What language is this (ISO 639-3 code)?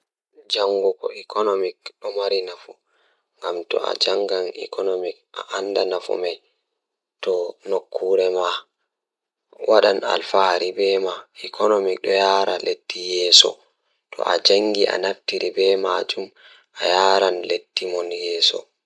ful